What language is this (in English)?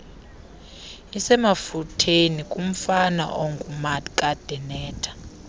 Xhosa